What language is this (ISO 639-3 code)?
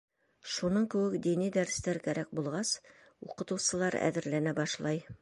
bak